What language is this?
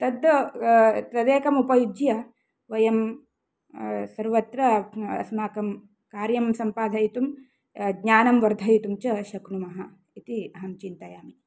Sanskrit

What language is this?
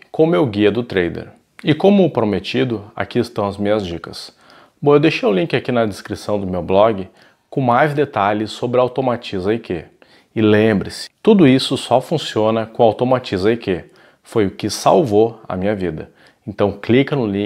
Portuguese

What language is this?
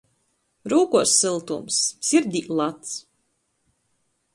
Latgalian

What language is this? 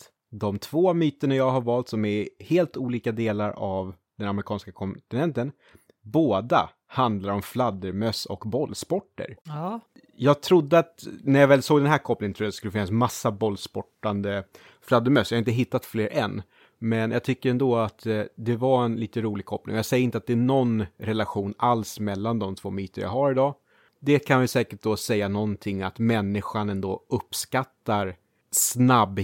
Swedish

